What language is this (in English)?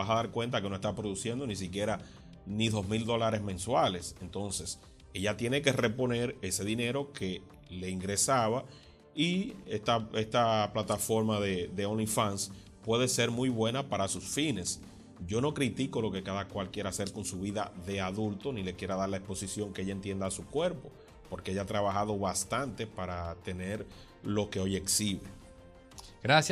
Spanish